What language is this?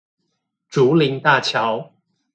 Chinese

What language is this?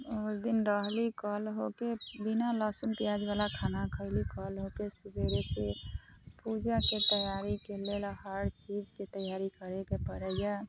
Maithili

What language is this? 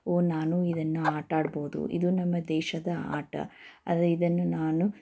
Kannada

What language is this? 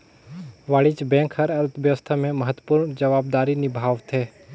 Chhattisgarhi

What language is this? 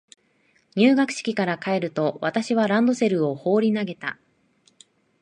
Japanese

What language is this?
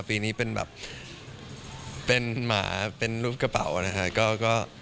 Thai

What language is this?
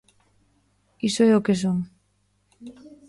Galician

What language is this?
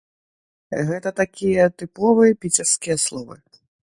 Belarusian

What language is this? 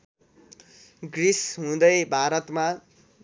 Nepali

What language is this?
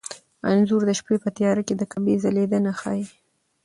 Pashto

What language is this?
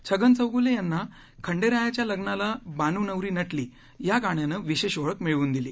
Marathi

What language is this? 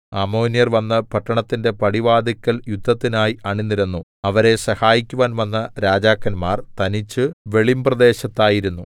Malayalam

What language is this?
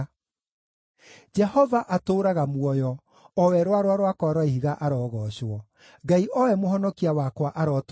Kikuyu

